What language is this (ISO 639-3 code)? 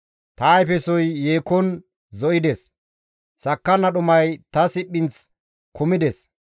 gmv